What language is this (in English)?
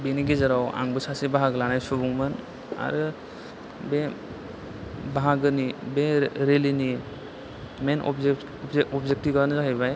Bodo